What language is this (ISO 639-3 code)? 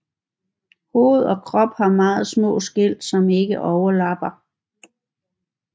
dan